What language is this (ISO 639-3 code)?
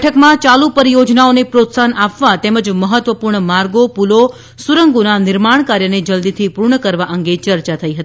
guj